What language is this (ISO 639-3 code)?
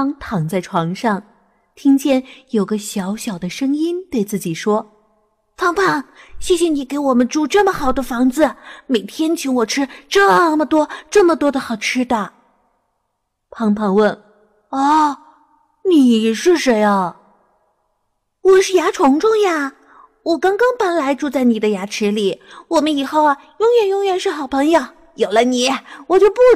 zho